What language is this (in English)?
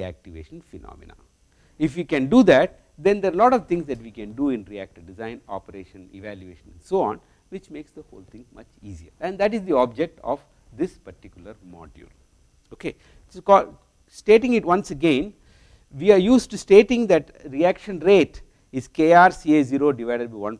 English